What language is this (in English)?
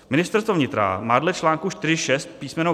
Czech